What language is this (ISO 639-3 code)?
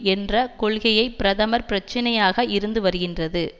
tam